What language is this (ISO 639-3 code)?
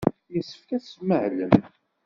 kab